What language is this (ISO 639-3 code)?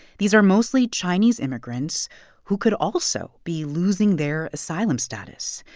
eng